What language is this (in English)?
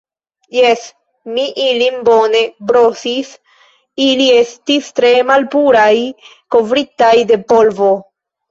Esperanto